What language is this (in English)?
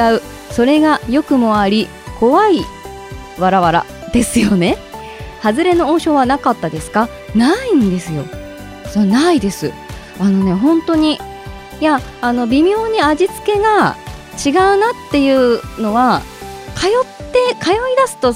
Japanese